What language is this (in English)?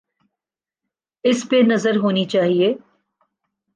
Urdu